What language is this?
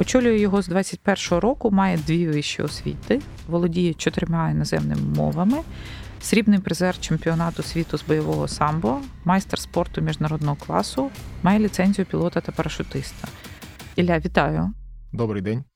Ukrainian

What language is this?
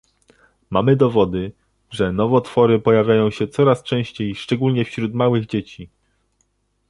Polish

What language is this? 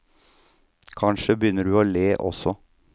Norwegian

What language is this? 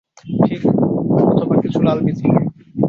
Bangla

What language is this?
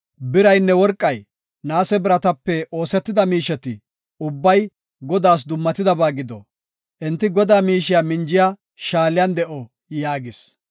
Gofa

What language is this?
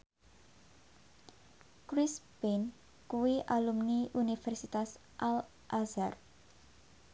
Javanese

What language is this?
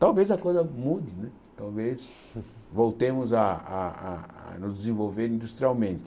Portuguese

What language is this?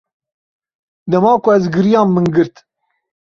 Kurdish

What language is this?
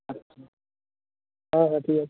Bangla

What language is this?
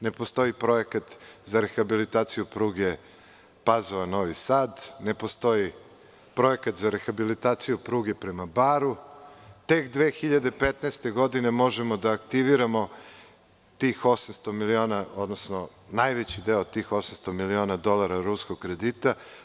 Serbian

